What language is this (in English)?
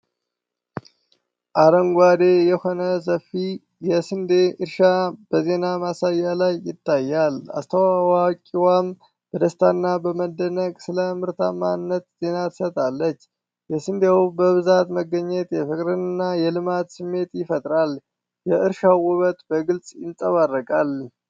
Amharic